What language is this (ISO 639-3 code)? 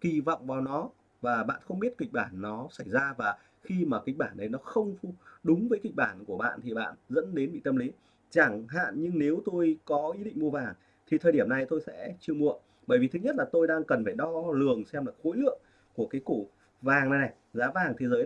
vie